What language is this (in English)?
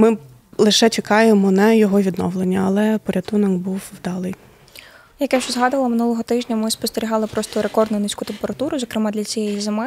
Ukrainian